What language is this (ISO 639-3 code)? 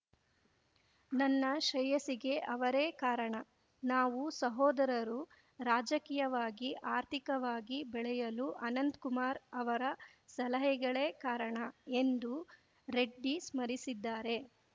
kan